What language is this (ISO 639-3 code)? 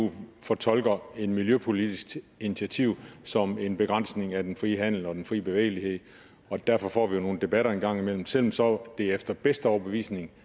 dan